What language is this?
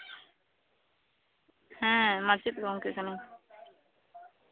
Santali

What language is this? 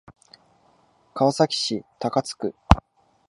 Japanese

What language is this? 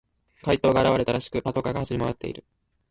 Japanese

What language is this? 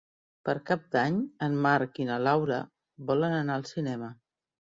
Catalan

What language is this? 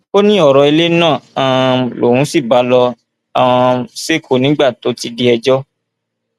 Yoruba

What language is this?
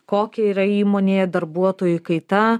Lithuanian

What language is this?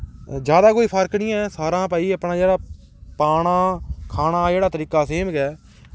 Dogri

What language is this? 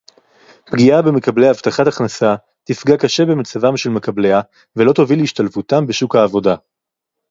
Hebrew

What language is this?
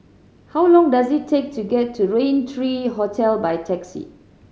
English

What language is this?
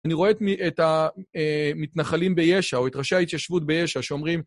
Hebrew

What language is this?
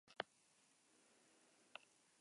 Basque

